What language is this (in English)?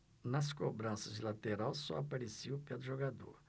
Portuguese